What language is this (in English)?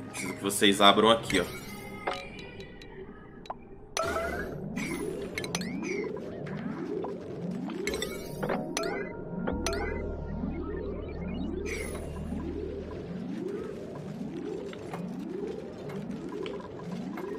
Portuguese